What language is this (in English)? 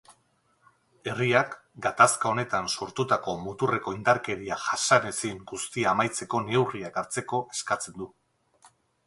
Basque